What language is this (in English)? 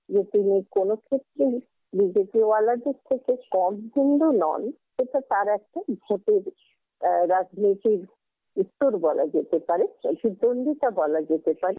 Bangla